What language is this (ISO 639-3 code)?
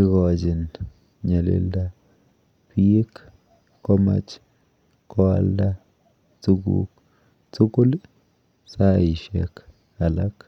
kln